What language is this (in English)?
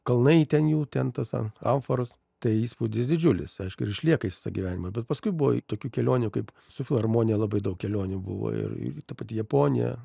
Lithuanian